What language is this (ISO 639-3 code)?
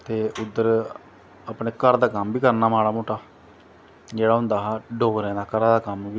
doi